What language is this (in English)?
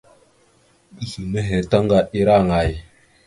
Mada (Cameroon)